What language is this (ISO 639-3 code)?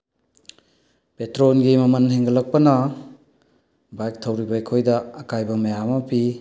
mni